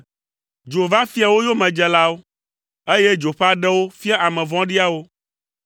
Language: Ewe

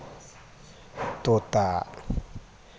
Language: Maithili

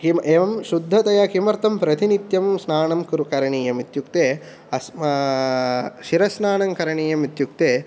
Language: Sanskrit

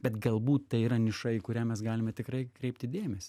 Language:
Lithuanian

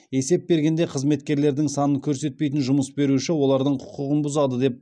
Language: Kazakh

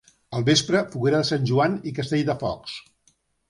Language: Catalan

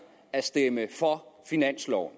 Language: Danish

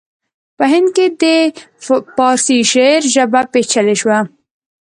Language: Pashto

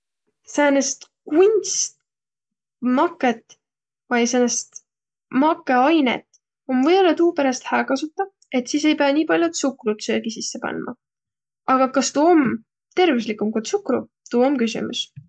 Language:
Võro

